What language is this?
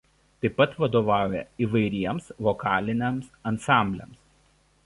Lithuanian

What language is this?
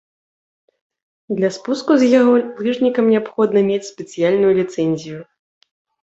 Belarusian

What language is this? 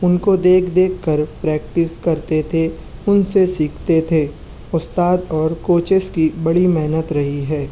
Urdu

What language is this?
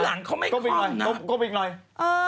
Thai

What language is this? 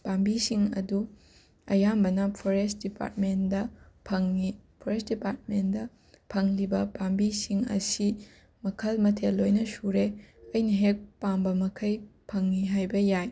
Manipuri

